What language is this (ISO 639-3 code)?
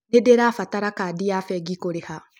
kik